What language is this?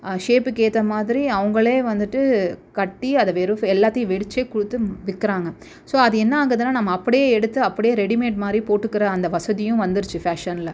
Tamil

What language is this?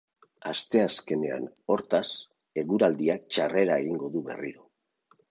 Basque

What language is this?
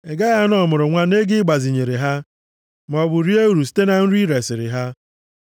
Igbo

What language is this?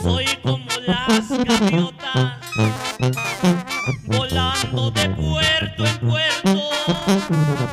Spanish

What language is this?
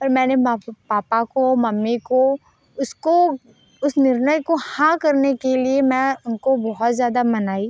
Hindi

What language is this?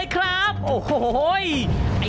Thai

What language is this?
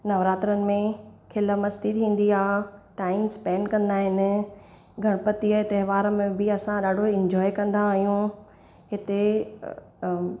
Sindhi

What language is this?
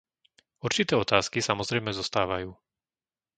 Slovak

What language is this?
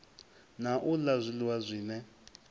Venda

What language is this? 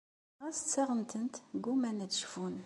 Kabyle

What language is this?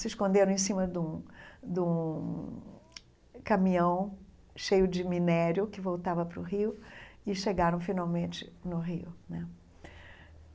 Portuguese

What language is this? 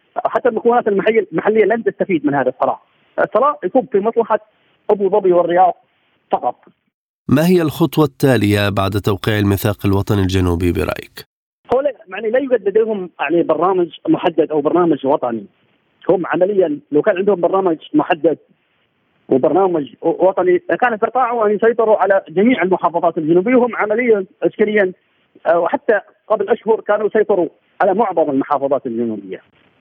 Arabic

